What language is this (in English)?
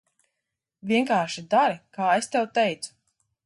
Latvian